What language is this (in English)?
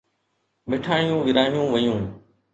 Sindhi